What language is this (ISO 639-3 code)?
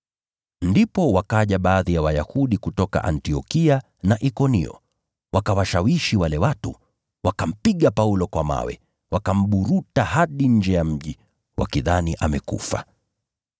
swa